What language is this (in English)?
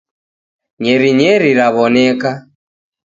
Taita